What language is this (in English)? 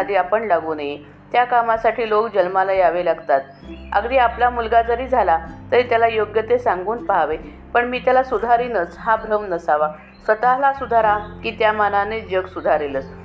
Marathi